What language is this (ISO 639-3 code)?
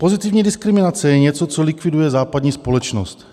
ces